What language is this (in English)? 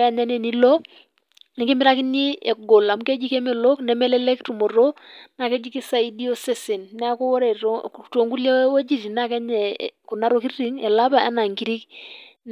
Masai